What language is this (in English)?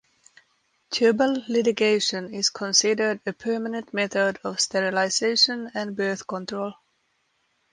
English